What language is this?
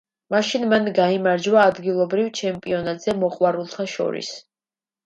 Georgian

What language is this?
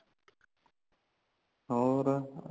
Punjabi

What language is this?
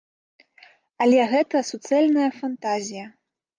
Belarusian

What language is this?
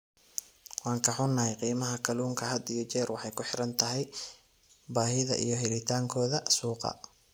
Somali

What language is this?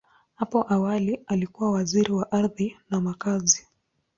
Swahili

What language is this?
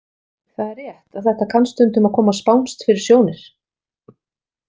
Icelandic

